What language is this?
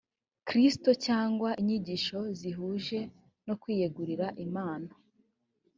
Kinyarwanda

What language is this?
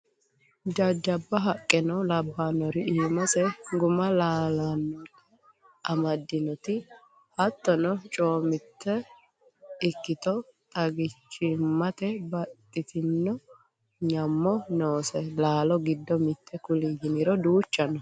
Sidamo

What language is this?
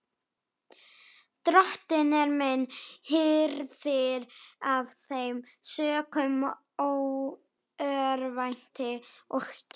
Icelandic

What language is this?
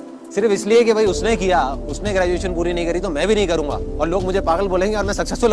Hindi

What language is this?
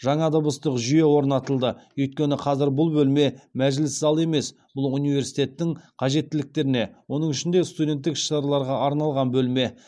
Kazakh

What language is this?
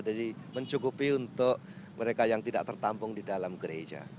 Indonesian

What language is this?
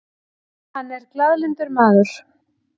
Icelandic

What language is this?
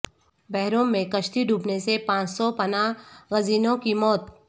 Urdu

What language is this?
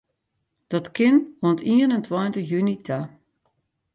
Western Frisian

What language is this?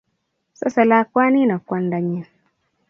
Kalenjin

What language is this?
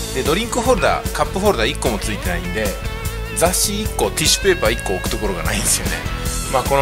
Japanese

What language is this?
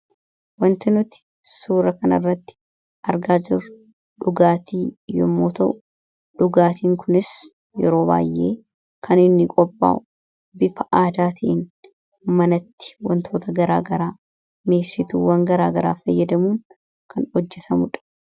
Oromo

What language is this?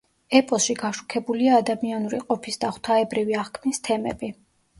Georgian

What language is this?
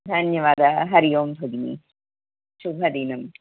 Sanskrit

